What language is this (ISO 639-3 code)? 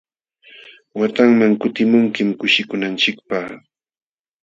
qxw